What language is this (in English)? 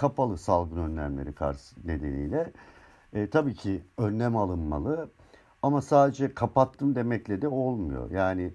Turkish